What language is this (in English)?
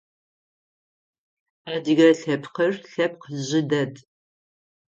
Adyghe